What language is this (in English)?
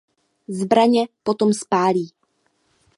Czech